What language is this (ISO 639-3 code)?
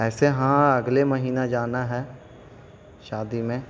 urd